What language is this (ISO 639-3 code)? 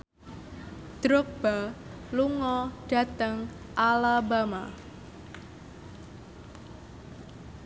jav